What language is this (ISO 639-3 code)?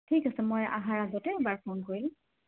asm